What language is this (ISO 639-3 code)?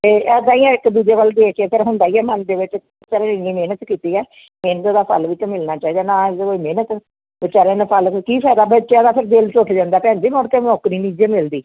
pan